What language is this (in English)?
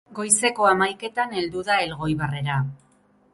Basque